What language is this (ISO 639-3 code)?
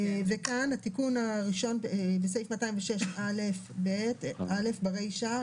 heb